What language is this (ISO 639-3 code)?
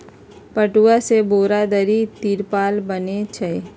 mag